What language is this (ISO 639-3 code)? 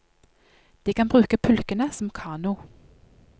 nor